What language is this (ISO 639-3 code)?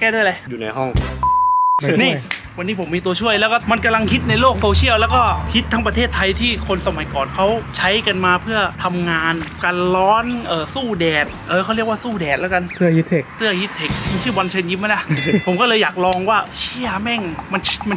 tha